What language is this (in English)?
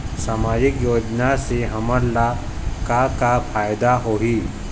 Chhattisgarhi